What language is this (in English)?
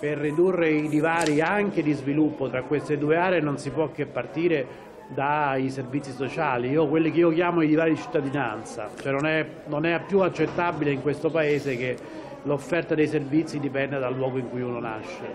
Italian